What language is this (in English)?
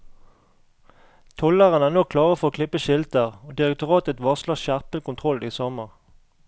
Norwegian